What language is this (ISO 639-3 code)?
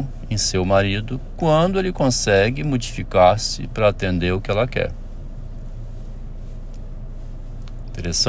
por